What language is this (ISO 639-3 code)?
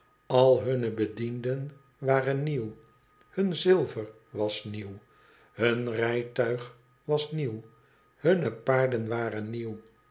nld